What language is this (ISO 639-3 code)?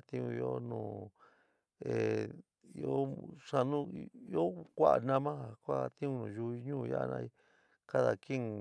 mig